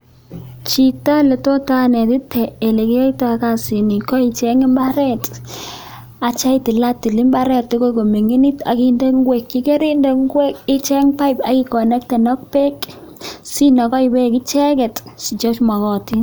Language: Kalenjin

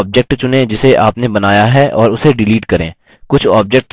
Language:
Hindi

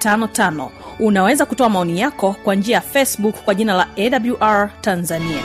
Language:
Swahili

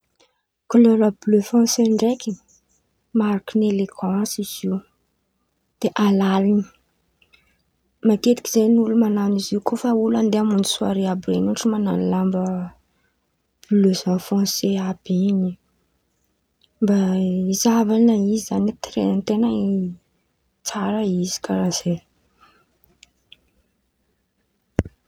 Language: Antankarana Malagasy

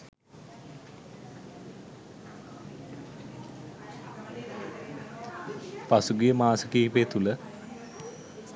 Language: Sinhala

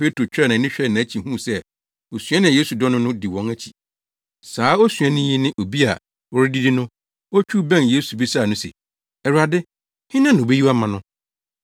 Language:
Akan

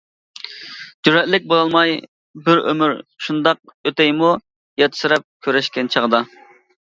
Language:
Uyghur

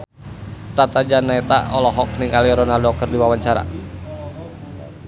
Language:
Sundanese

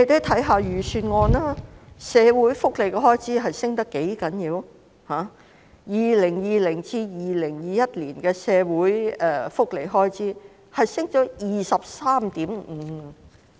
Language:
Cantonese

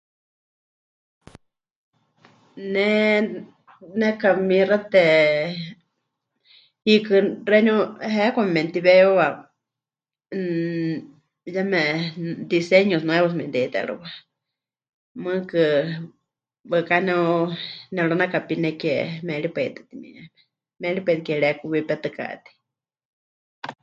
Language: Huichol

